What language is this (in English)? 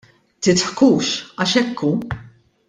Maltese